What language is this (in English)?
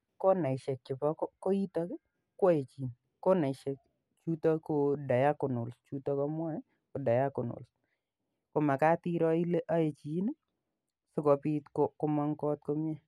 Kalenjin